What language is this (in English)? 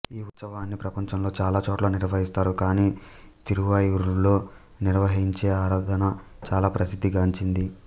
Telugu